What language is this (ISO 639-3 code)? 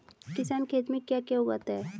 hin